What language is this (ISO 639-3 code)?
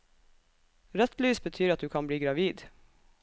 nor